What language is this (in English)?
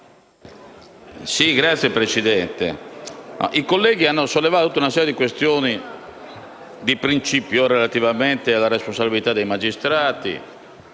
Italian